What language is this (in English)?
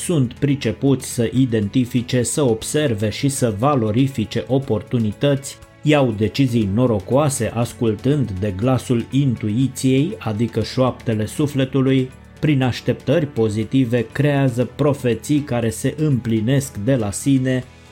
Romanian